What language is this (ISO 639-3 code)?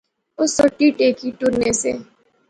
phr